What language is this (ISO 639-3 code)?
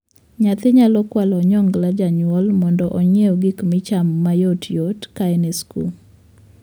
luo